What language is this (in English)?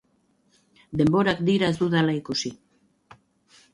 Basque